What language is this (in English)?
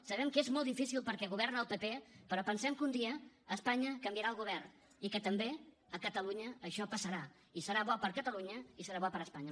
Catalan